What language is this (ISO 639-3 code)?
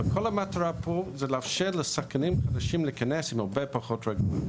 heb